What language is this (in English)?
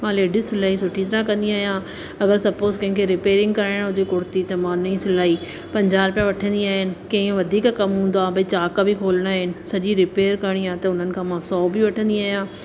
Sindhi